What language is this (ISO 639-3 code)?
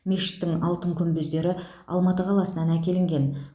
kaz